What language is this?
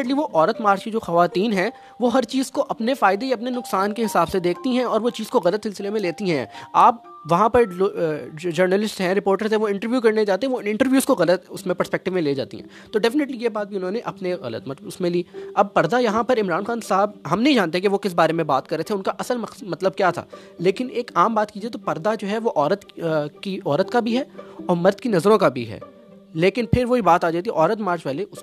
Urdu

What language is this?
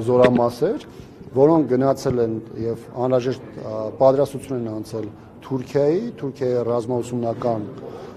Romanian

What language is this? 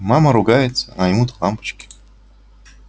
Russian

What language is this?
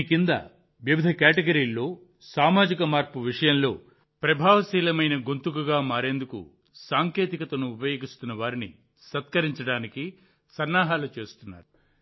Telugu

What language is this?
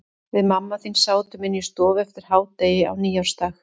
Icelandic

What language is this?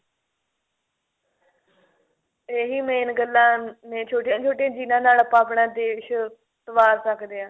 Punjabi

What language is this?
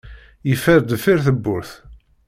Kabyle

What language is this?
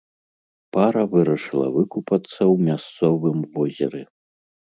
Belarusian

